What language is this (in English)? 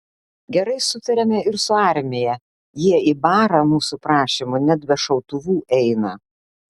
Lithuanian